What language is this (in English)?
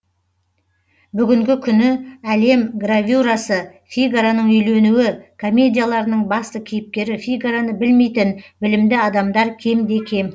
Kazakh